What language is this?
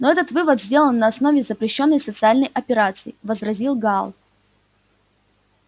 Russian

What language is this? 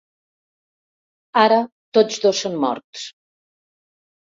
Catalan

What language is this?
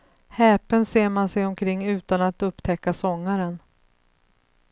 Swedish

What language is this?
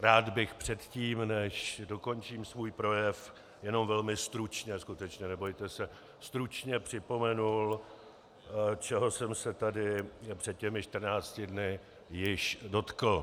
Czech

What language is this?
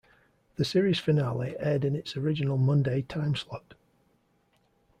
English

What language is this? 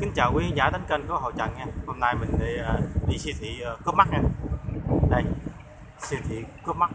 Vietnamese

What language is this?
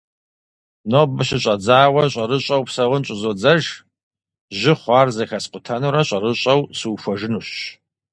Kabardian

